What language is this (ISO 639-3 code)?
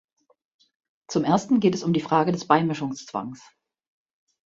deu